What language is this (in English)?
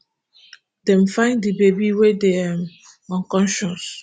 Nigerian Pidgin